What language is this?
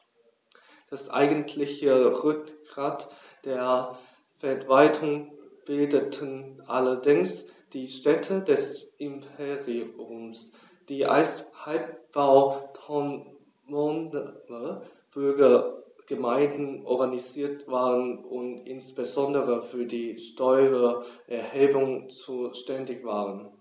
German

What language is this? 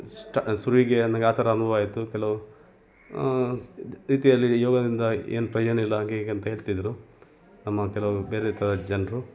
Kannada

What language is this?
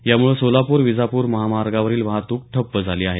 Marathi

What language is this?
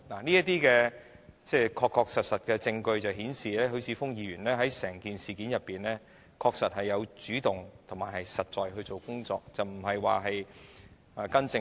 Cantonese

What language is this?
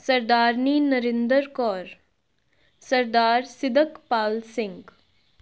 Punjabi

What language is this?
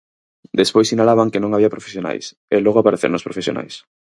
Galician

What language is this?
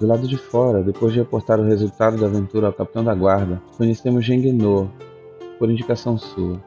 Portuguese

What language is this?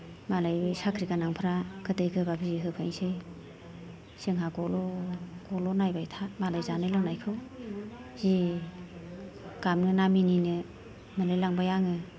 Bodo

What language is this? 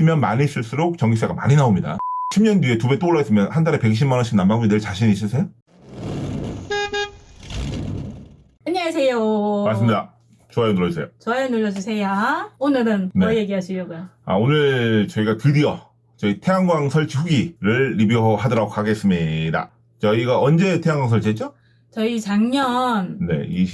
Korean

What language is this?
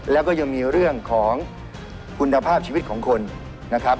Thai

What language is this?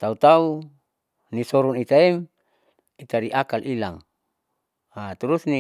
Saleman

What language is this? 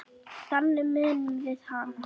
Icelandic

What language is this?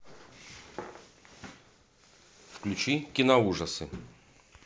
Russian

